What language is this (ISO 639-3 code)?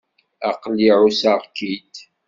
kab